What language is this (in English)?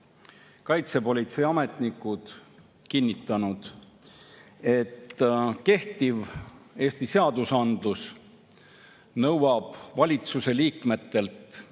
Estonian